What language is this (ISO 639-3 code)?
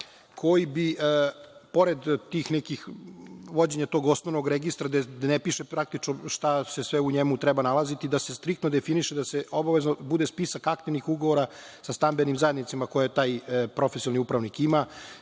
srp